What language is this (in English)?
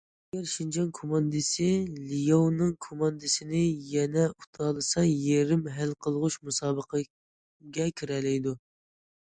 Uyghur